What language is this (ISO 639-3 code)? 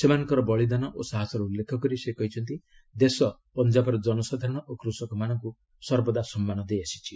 ori